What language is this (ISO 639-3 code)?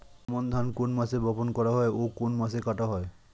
ben